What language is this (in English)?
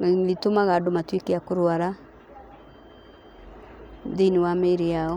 Kikuyu